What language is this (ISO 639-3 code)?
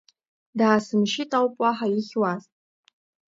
abk